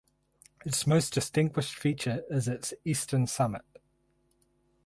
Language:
English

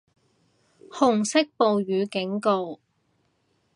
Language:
Cantonese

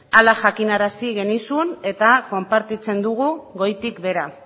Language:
Basque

